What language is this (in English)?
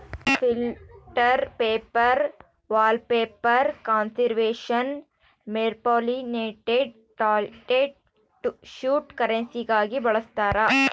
Kannada